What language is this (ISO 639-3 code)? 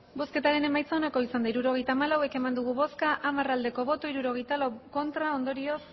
eus